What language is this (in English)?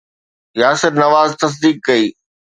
Sindhi